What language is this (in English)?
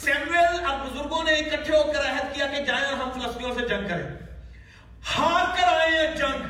Urdu